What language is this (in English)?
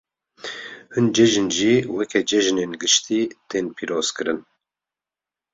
Kurdish